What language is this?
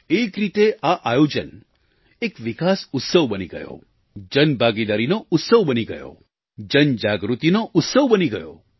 Gujarati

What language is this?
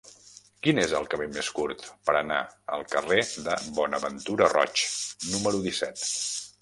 Catalan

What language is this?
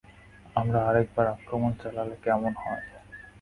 Bangla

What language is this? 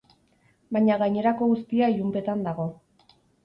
Basque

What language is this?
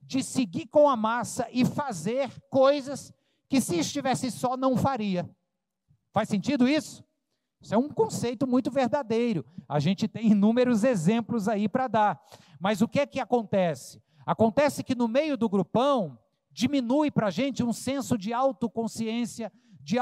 Portuguese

